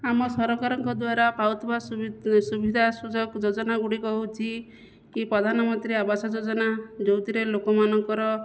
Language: Odia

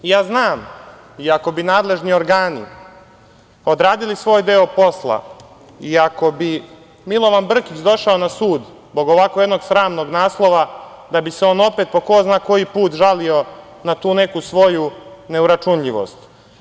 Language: Serbian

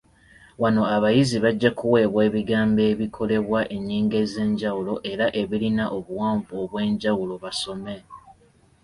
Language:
Ganda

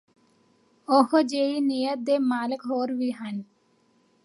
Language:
Punjabi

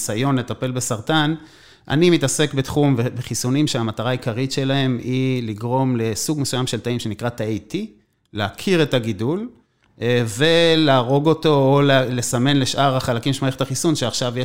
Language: Hebrew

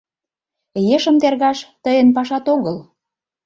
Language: Mari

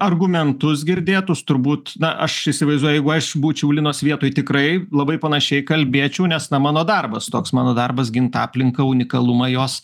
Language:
Lithuanian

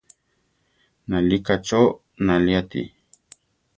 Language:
Central Tarahumara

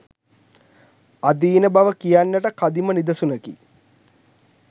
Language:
Sinhala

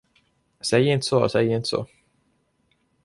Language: Swedish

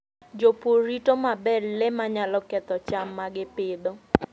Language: Luo (Kenya and Tanzania)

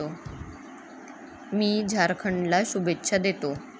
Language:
Marathi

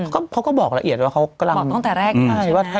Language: Thai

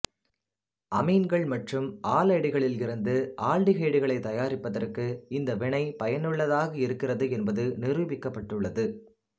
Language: Tamil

